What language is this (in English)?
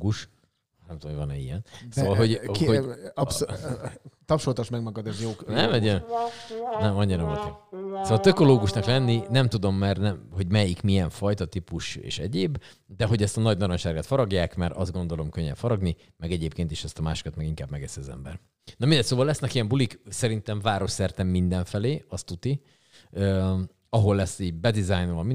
Hungarian